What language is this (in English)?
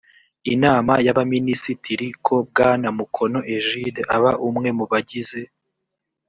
Kinyarwanda